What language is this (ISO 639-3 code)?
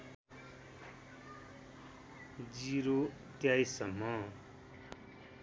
nep